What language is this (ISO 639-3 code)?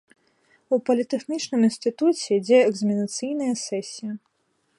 bel